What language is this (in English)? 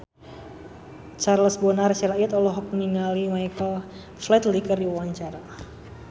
Sundanese